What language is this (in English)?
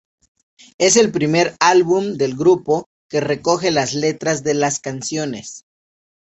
Spanish